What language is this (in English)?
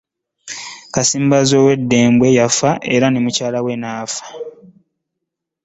Ganda